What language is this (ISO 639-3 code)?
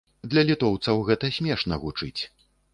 bel